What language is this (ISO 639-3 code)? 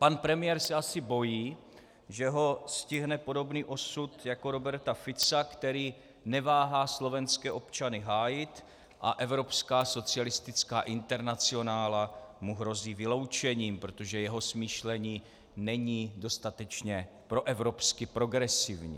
ces